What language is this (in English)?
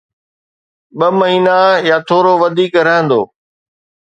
Sindhi